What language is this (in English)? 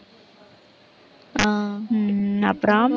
Tamil